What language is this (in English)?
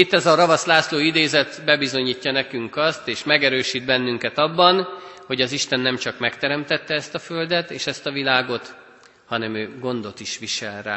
Hungarian